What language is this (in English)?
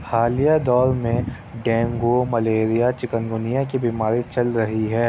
Urdu